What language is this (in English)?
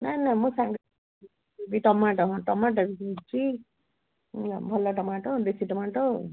Odia